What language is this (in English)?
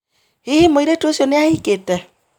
Kikuyu